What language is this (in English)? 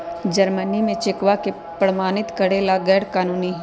Magahi